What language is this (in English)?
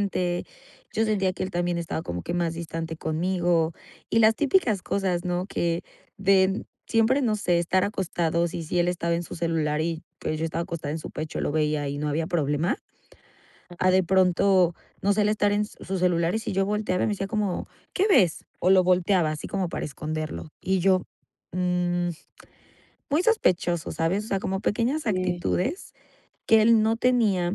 Spanish